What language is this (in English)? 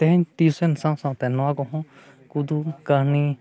Santali